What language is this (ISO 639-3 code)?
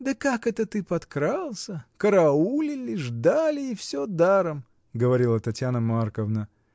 rus